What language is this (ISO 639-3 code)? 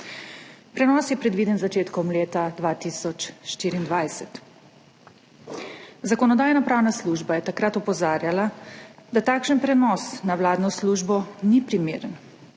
slv